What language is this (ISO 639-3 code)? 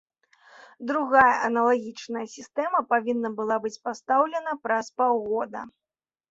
bel